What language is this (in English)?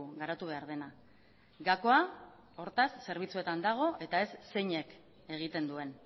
Basque